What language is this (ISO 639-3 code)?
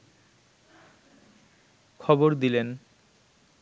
ben